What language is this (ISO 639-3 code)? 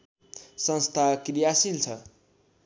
nep